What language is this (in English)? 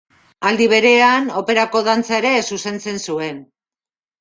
Basque